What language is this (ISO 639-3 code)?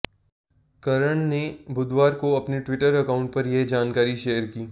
hin